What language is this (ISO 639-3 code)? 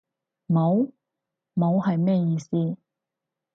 yue